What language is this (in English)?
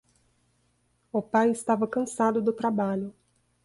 Portuguese